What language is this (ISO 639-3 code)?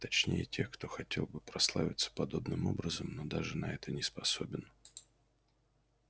rus